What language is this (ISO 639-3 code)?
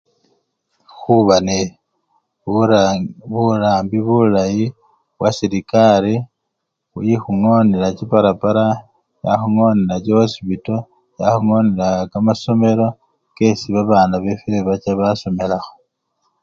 luy